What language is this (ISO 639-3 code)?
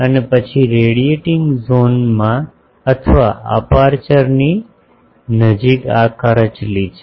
guj